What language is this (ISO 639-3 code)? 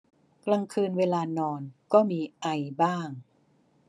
tha